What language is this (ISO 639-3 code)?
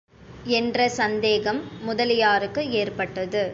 tam